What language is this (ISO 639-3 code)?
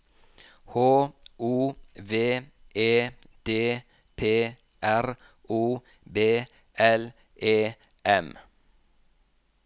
nor